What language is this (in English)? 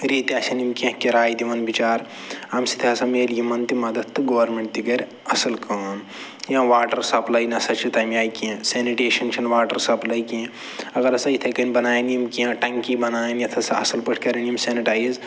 Kashmiri